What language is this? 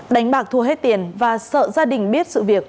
Vietnamese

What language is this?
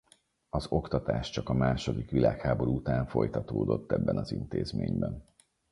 Hungarian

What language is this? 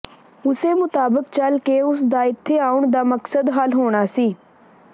Punjabi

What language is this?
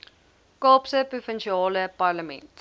Afrikaans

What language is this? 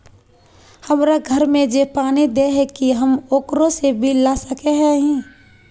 Magahi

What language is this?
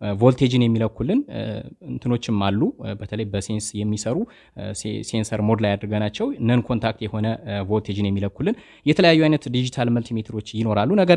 Indonesian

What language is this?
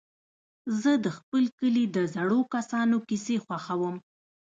Pashto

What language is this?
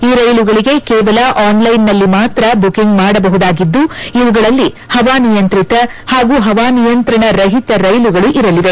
Kannada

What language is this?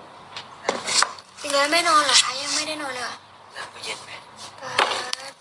Thai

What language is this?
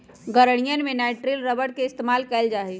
Magahi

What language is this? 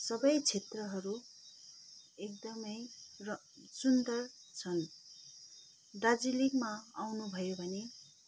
Nepali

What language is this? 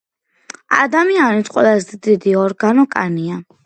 Georgian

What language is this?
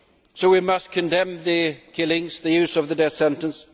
English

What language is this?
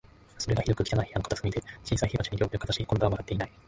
Japanese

